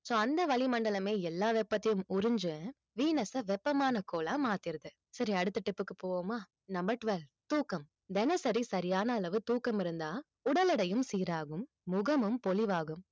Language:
Tamil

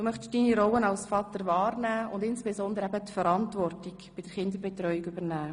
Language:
Swiss German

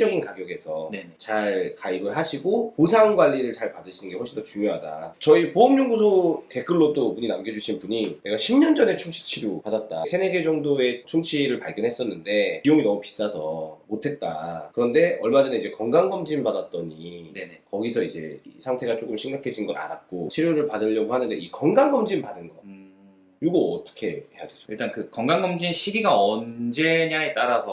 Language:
Korean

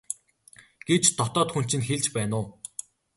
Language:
Mongolian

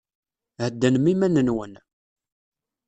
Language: Kabyle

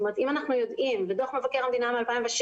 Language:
Hebrew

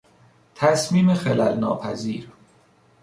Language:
Persian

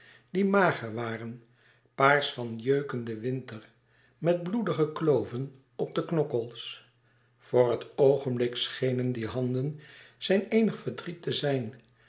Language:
Dutch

